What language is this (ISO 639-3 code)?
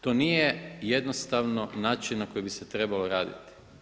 hrv